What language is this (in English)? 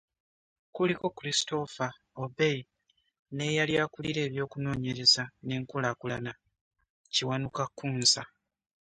Ganda